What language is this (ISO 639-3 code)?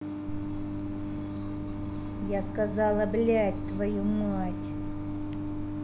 rus